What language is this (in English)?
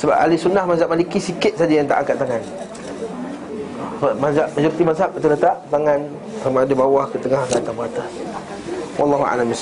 Malay